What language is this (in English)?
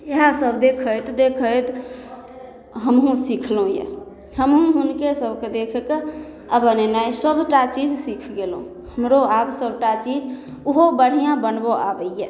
Maithili